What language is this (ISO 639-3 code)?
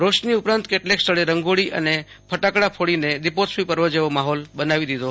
guj